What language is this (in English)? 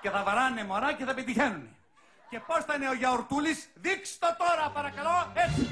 Greek